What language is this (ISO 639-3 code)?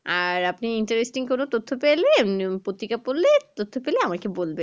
ben